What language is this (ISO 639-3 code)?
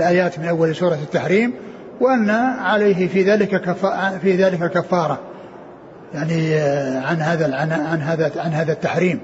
ara